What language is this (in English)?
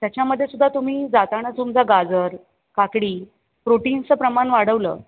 Marathi